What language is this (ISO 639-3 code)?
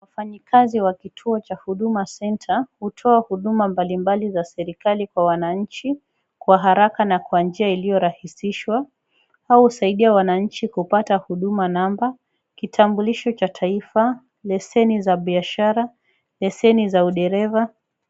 swa